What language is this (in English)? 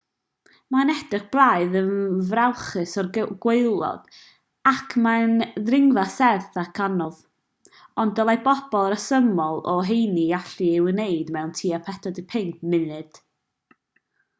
Welsh